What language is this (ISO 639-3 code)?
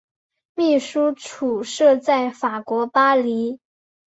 zho